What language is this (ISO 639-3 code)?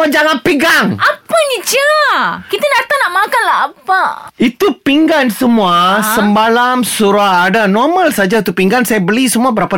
msa